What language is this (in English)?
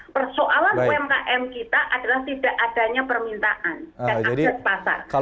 Indonesian